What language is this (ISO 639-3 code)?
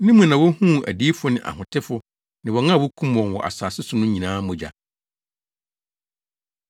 aka